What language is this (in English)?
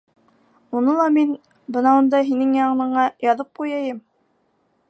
Bashkir